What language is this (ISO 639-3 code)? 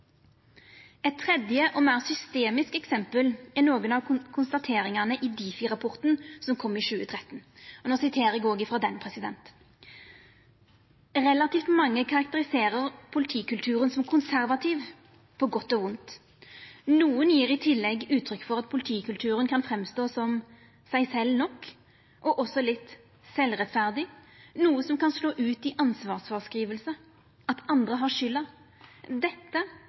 nno